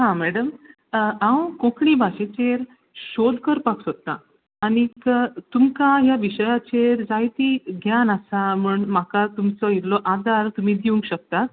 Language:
Konkani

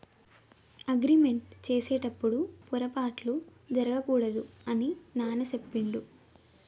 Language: Telugu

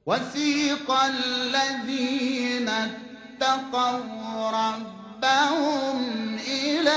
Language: Arabic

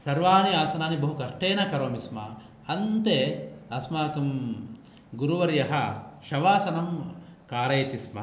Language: Sanskrit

